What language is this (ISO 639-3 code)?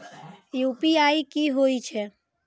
mai